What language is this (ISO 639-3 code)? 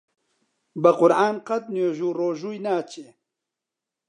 ckb